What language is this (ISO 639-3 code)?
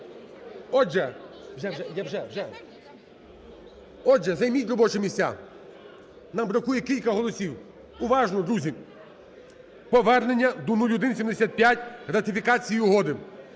ukr